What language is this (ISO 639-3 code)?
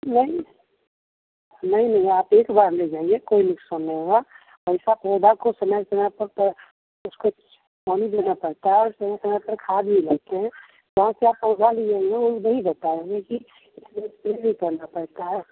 hin